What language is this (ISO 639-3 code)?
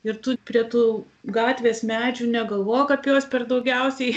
lit